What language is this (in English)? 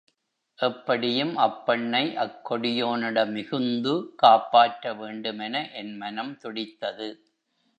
Tamil